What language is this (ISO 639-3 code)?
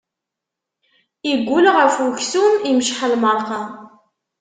kab